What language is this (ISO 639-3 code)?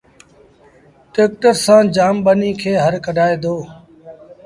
sbn